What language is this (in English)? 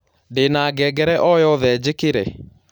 Kikuyu